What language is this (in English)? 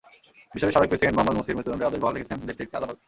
Bangla